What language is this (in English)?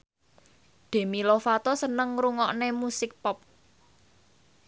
Javanese